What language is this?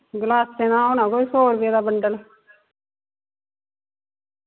Dogri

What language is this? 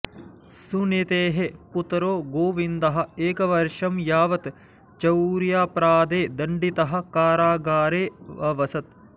Sanskrit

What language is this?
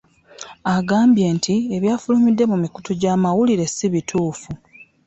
Ganda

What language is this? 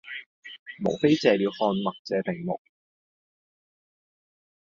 Cantonese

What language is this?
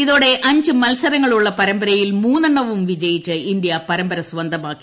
Malayalam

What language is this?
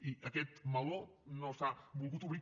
Catalan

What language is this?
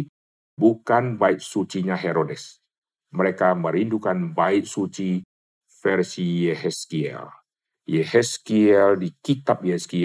Indonesian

